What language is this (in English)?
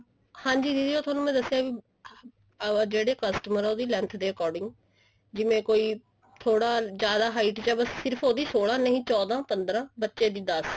Punjabi